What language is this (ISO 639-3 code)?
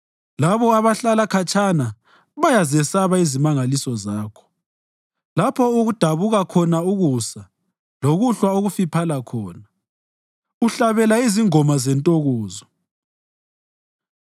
nde